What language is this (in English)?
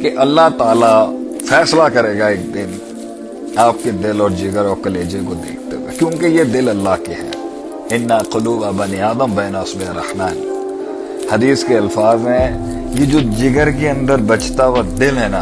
Urdu